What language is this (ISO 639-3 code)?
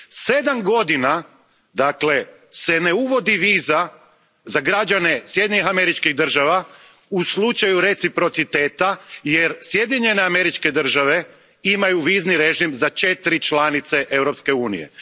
hrv